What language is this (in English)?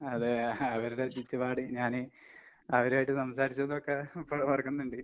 Malayalam